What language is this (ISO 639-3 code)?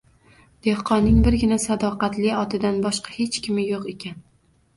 uzb